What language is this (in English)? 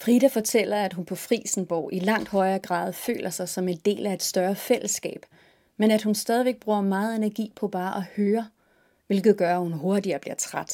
Danish